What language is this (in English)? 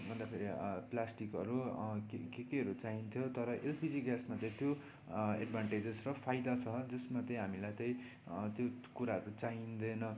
Nepali